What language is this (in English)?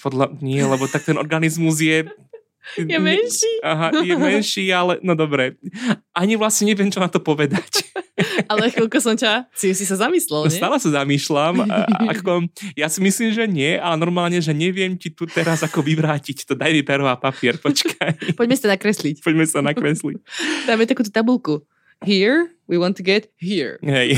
Slovak